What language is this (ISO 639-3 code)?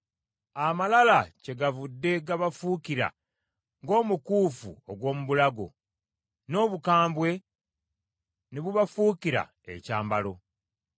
lug